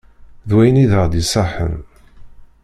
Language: Kabyle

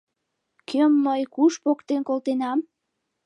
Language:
Mari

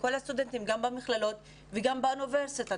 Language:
Hebrew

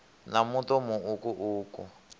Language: Venda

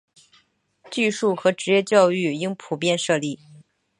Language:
Chinese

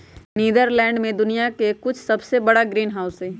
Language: Magahi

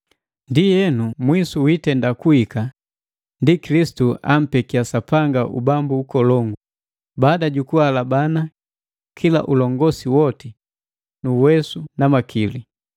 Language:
Matengo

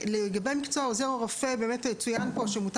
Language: Hebrew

